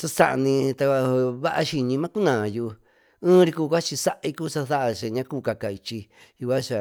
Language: Tututepec Mixtec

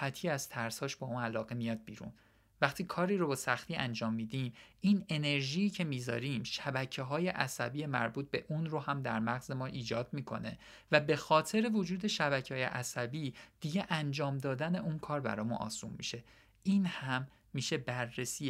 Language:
Persian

